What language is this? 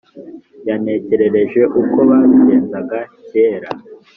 Kinyarwanda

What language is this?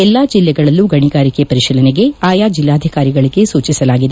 Kannada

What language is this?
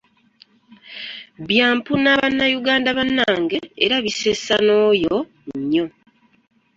Ganda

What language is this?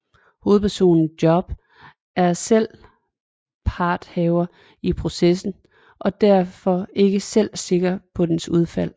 Danish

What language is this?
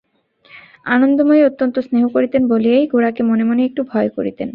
Bangla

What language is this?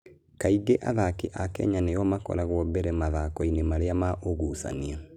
Kikuyu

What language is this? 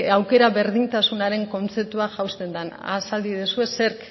Basque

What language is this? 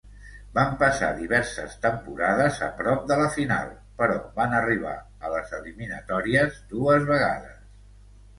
Catalan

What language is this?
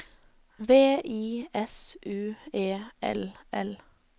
Norwegian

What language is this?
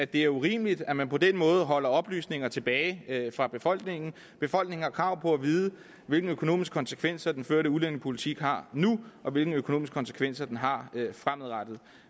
Danish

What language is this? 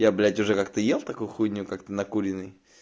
Russian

